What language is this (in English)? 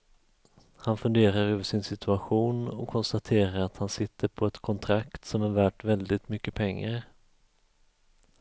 Swedish